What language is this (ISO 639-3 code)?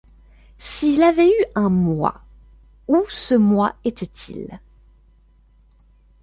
fra